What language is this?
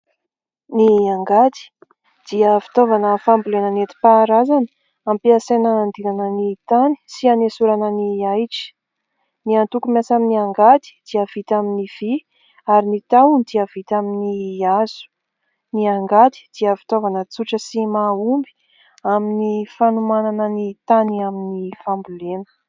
Malagasy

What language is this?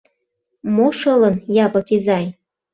Mari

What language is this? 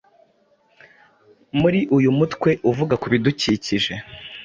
Kinyarwanda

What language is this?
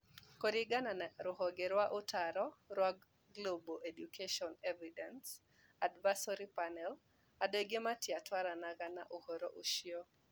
Kikuyu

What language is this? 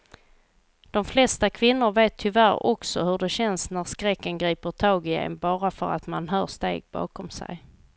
Swedish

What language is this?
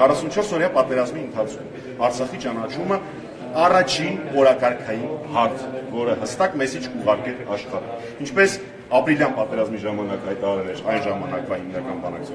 Romanian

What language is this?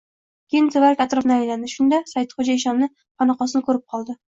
Uzbek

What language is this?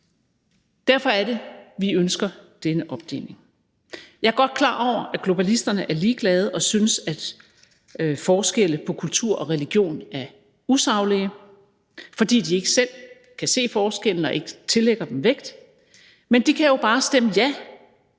Danish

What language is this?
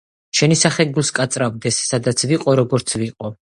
Georgian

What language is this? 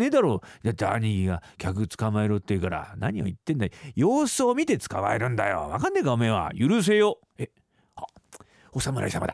Japanese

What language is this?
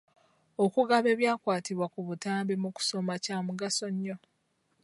Ganda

